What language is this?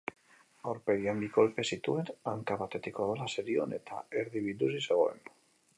Basque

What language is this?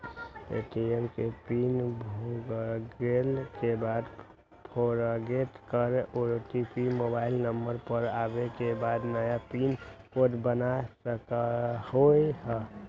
Magahi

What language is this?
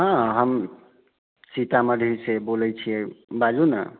Maithili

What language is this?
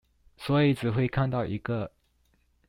Chinese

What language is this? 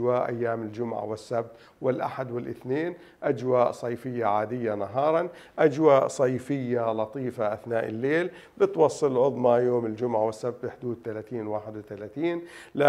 Arabic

